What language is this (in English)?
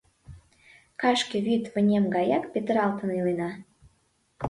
Mari